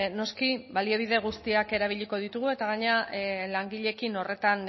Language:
Basque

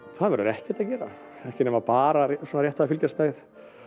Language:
Icelandic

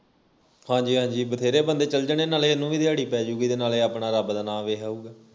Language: Punjabi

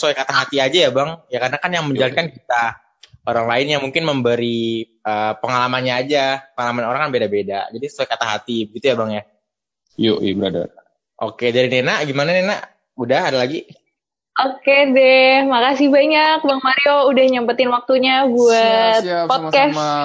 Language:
Indonesian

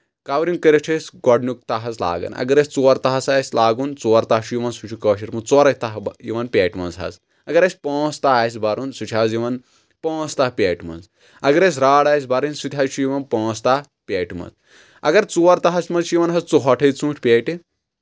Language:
Kashmiri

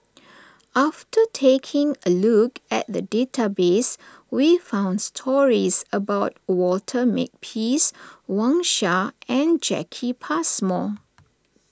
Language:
English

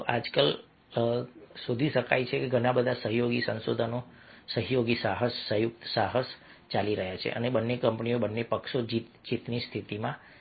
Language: Gujarati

